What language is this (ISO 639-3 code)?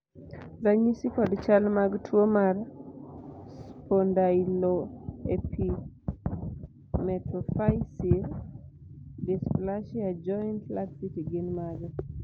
luo